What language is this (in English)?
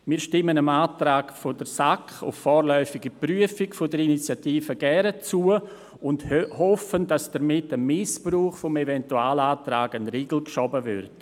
Swiss German